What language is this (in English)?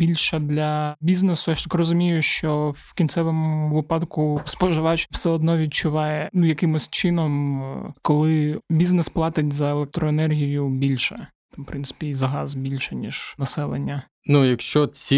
Ukrainian